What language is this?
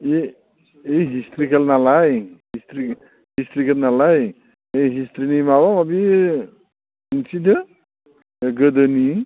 Bodo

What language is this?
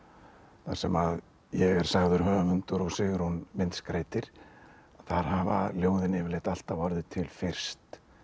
Icelandic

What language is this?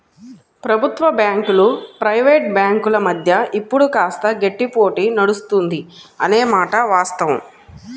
Telugu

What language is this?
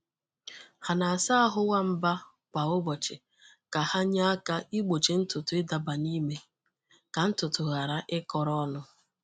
Igbo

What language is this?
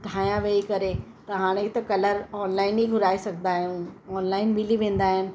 Sindhi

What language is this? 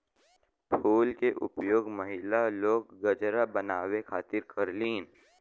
Bhojpuri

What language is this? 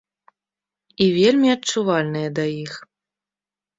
Belarusian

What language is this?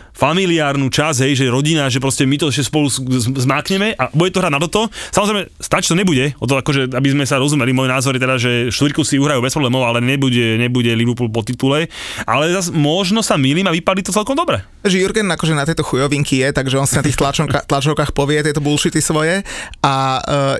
Slovak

